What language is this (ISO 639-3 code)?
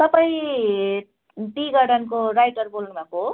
nep